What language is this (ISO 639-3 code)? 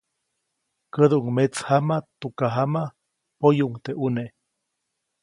zoc